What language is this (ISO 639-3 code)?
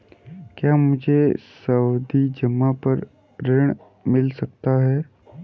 hin